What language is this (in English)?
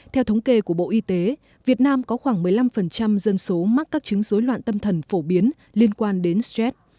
Vietnamese